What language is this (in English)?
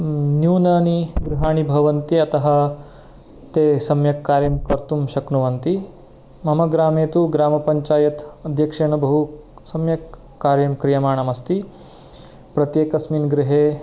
Sanskrit